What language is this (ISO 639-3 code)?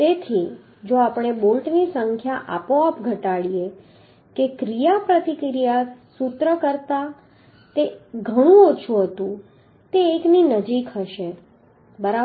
guj